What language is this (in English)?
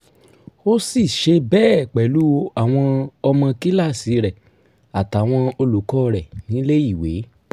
Yoruba